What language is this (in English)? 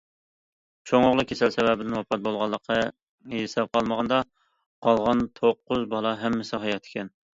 Uyghur